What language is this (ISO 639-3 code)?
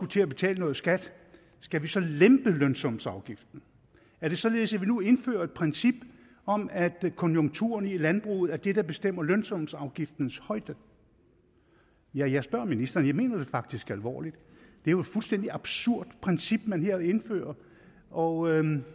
dan